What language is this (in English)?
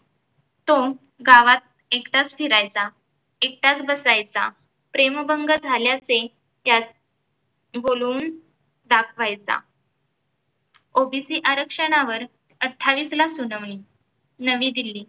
Marathi